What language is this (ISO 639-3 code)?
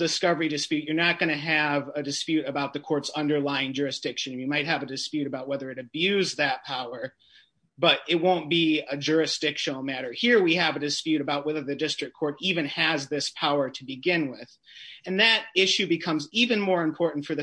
eng